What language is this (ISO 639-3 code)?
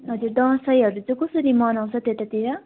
nep